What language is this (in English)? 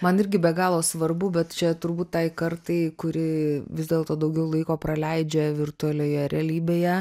Lithuanian